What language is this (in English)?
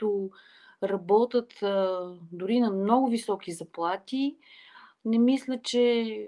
Bulgarian